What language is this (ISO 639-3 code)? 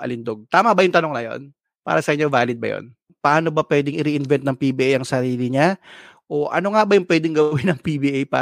fil